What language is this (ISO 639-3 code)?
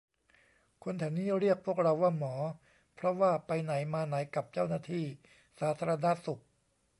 tha